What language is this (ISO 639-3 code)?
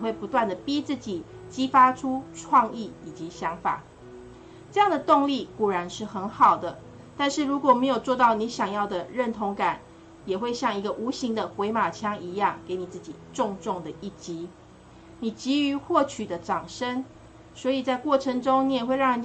zho